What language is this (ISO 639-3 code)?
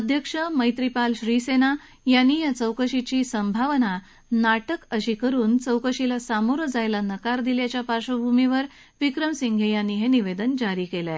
mar